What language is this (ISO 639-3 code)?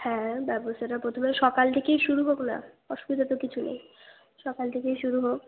ben